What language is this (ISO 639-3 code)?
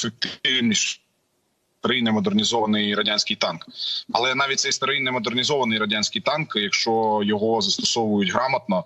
ukr